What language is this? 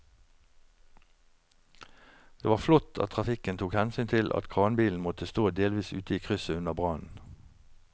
Norwegian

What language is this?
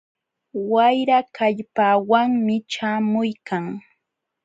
Jauja Wanca Quechua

